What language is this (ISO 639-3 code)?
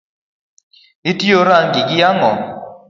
luo